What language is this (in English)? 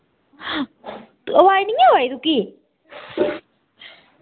Dogri